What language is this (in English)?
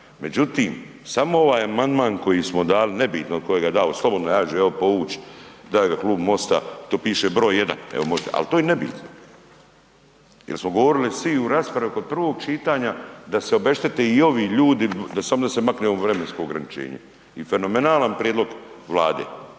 Croatian